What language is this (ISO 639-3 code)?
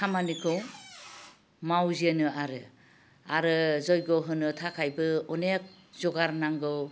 brx